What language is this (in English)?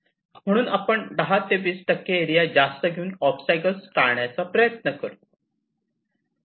Marathi